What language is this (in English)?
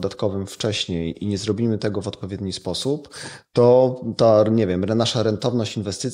Polish